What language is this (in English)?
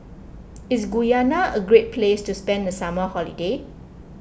English